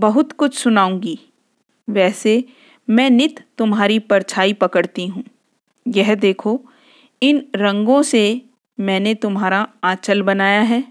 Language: Hindi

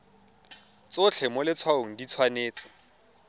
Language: Tswana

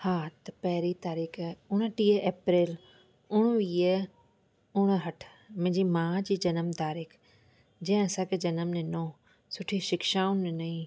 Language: Sindhi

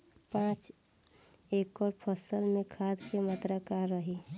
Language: Bhojpuri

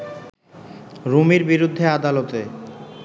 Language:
Bangla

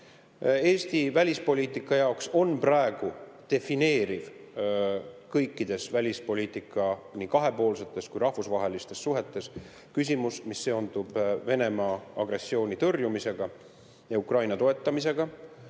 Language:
Estonian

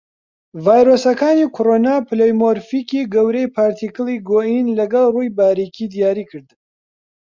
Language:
Central Kurdish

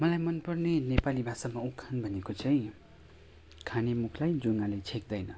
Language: Nepali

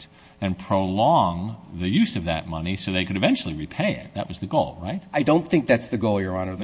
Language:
English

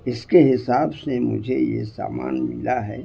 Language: Urdu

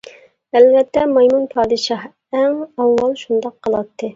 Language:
Uyghur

